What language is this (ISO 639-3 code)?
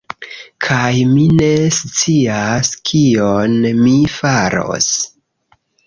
epo